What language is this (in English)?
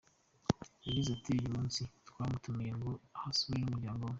Kinyarwanda